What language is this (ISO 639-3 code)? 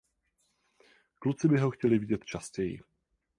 ces